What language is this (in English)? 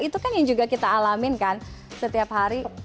Indonesian